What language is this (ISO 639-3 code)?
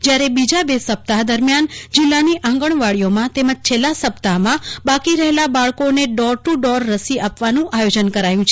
guj